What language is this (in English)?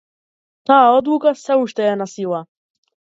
Macedonian